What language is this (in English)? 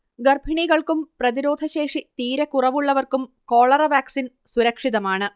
Malayalam